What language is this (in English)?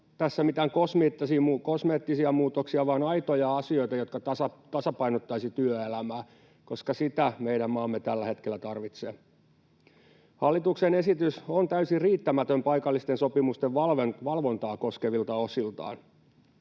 Finnish